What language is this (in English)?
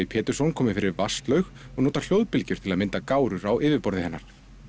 Icelandic